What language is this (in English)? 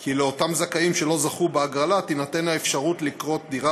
Hebrew